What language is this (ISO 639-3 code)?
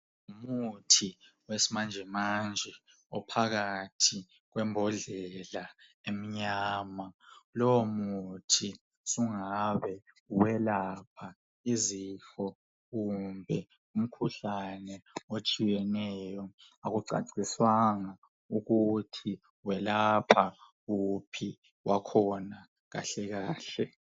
nde